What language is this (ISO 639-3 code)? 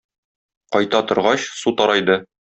tat